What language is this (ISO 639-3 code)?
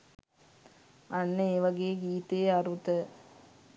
sin